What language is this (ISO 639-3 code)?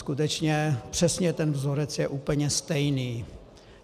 ces